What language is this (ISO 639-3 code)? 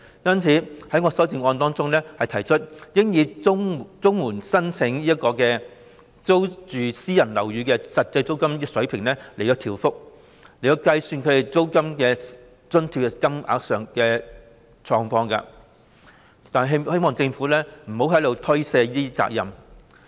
yue